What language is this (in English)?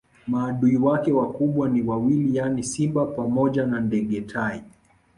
Swahili